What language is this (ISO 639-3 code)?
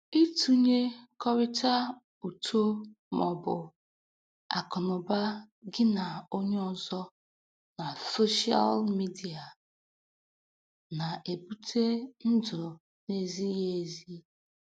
ibo